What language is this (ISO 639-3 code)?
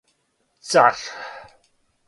srp